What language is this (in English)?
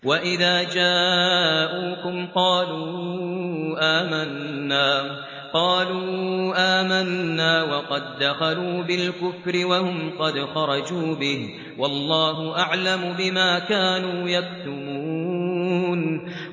Arabic